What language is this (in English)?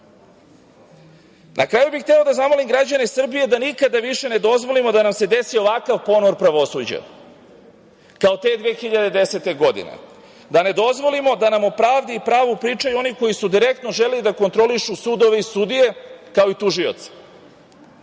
Serbian